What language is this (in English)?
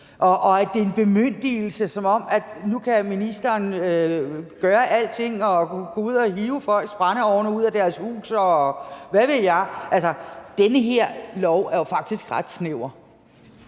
Danish